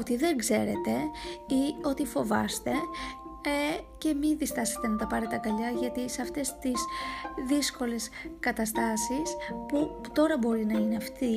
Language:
Greek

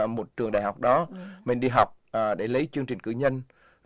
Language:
Vietnamese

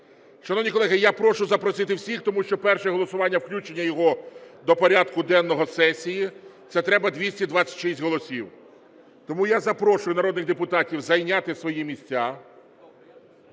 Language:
Ukrainian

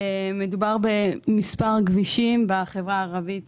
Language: Hebrew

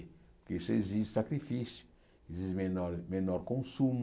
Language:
Portuguese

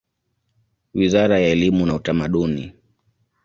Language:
Swahili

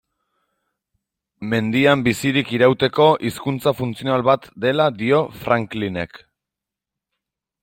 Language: Basque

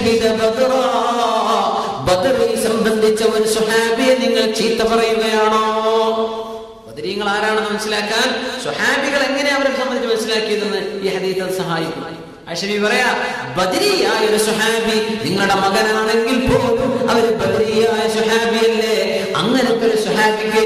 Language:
Arabic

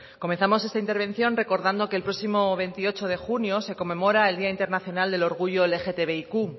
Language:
Spanish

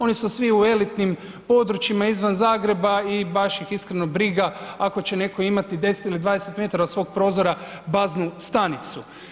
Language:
Croatian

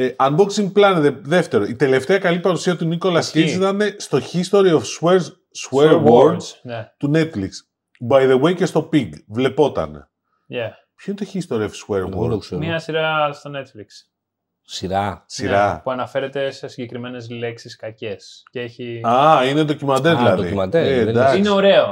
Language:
Greek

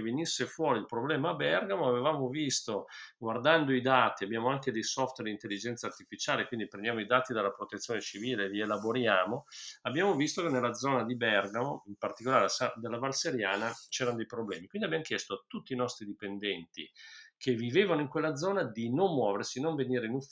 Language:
Italian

